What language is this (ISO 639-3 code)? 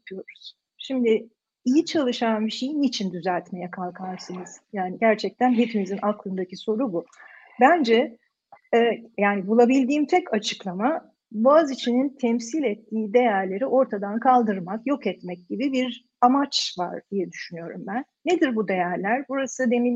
tur